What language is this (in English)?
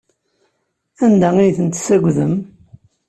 Kabyle